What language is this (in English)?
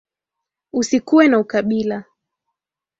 Swahili